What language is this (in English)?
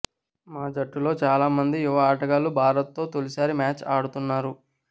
Telugu